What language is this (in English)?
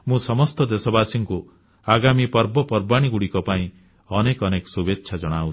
Odia